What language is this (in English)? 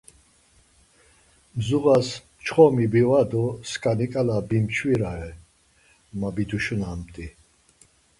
Laz